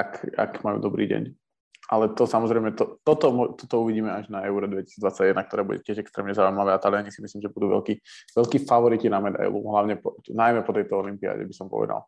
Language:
Slovak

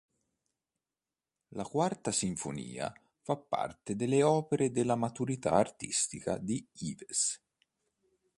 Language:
Italian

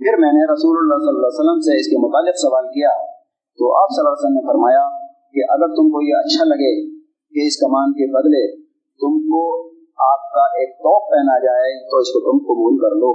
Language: Urdu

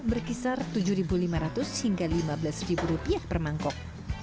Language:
Indonesian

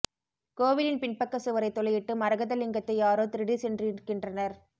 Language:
Tamil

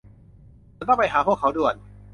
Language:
Thai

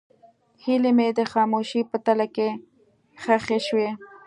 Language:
Pashto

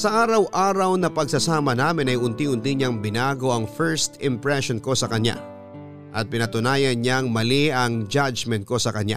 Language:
Filipino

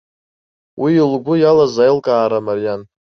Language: Abkhazian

